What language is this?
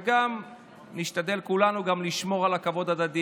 Hebrew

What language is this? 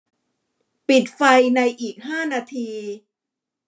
Thai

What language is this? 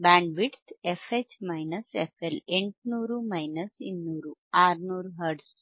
Kannada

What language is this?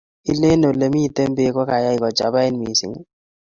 Kalenjin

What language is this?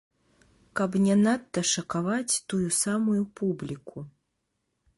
Belarusian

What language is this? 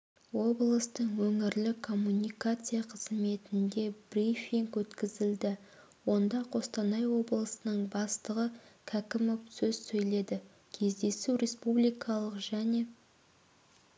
Kazakh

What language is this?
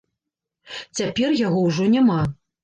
Belarusian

